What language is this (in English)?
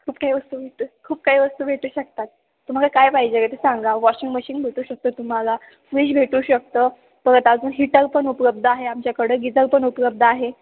Marathi